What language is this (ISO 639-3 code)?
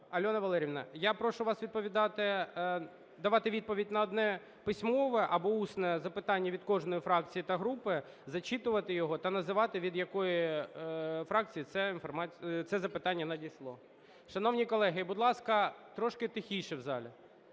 ukr